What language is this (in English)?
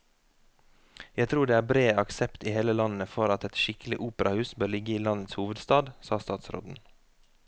Norwegian